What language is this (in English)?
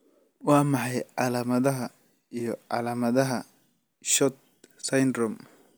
Somali